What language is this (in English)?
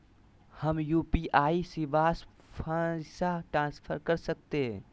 Magahi